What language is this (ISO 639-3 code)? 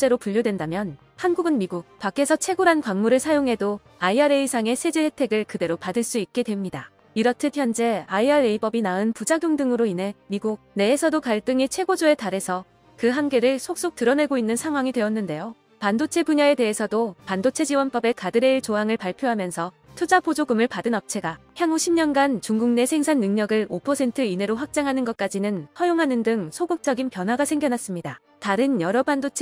kor